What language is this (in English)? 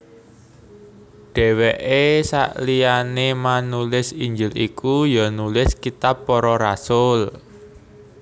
Javanese